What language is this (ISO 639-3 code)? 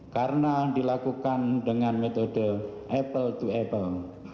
ind